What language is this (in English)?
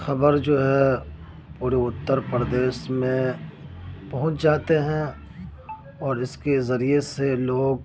Urdu